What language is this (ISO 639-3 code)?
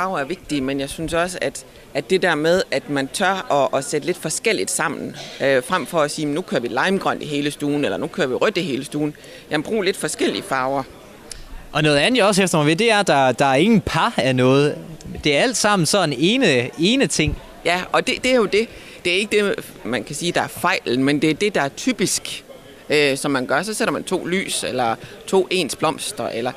dan